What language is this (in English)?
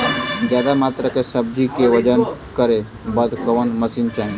Bhojpuri